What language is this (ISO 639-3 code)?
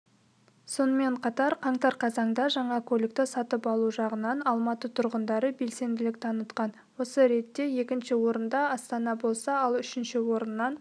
kaz